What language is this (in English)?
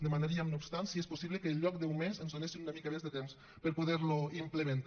Catalan